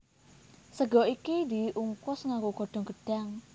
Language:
Javanese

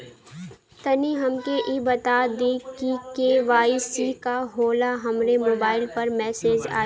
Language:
Bhojpuri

